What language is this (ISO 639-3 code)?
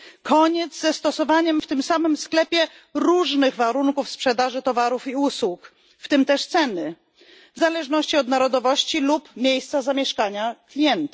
pol